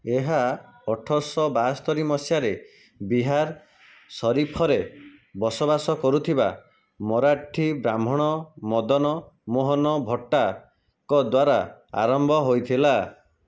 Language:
Odia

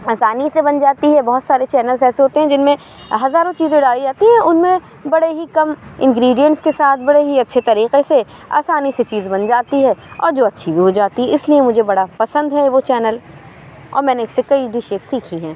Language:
Urdu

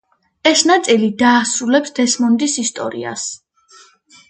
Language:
Georgian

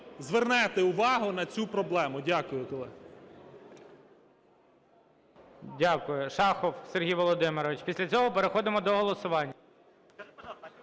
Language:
Ukrainian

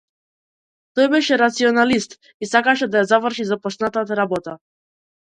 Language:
Macedonian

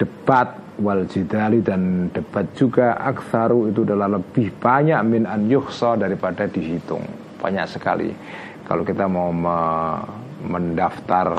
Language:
Indonesian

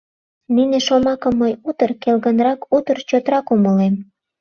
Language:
Mari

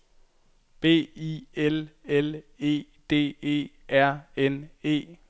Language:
Danish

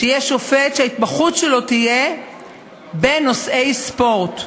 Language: Hebrew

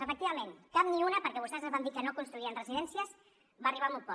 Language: Catalan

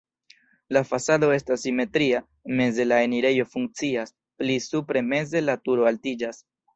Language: Esperanto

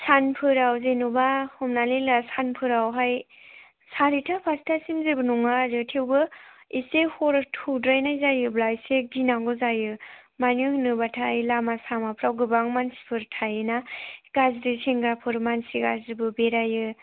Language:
Bodo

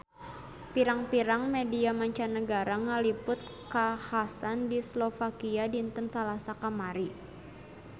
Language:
Sundanese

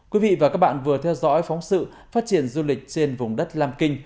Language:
Vietnamese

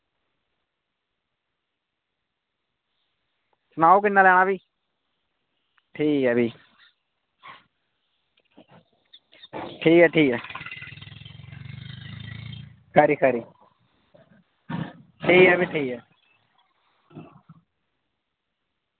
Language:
Dogri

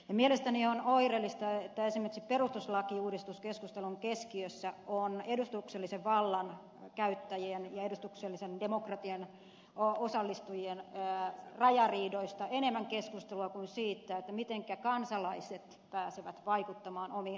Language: Finnish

